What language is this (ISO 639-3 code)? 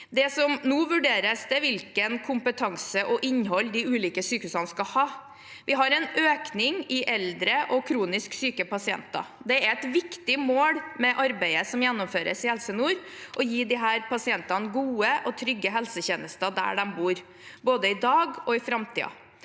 nor